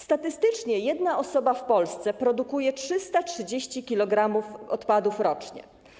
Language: Polish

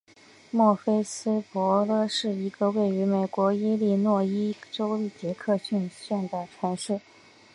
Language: Chinese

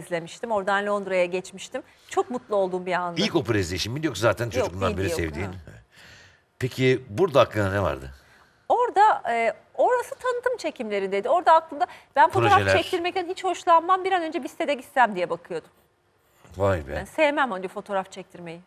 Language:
Turkish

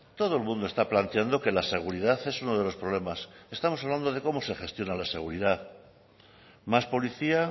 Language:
Spanish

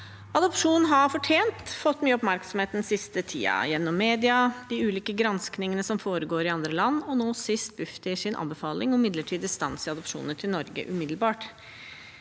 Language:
Norwegian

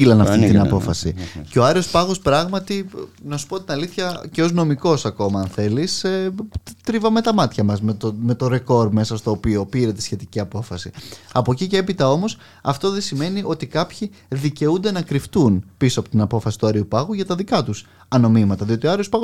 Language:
Greek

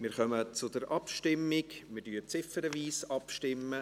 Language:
Swiss German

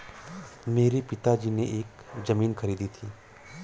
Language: Hindi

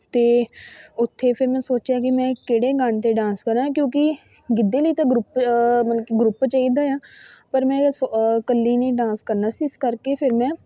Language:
Punjabi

